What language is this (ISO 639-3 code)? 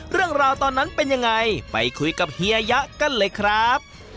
tha